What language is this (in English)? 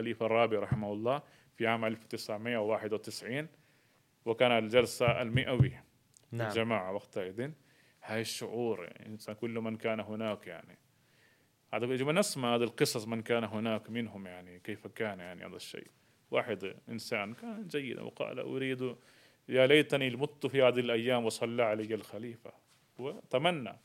Arabic